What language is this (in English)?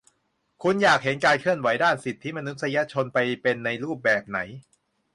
Thai